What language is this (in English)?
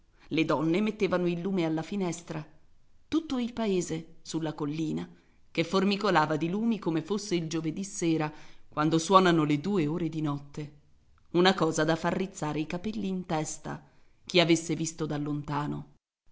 Italian